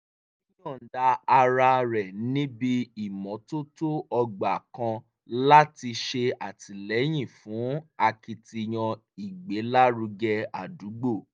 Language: Yoruba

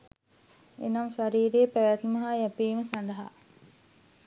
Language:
Sinhala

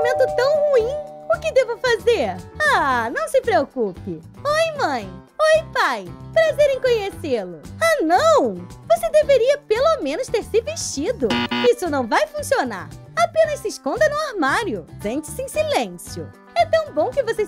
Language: Portuguese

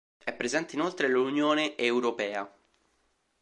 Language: Italian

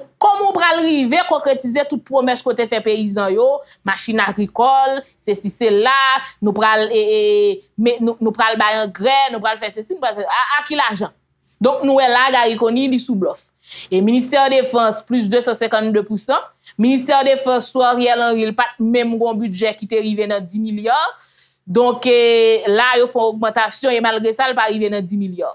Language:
French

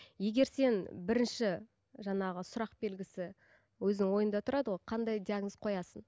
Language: Kazakh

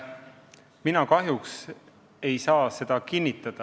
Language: Estonian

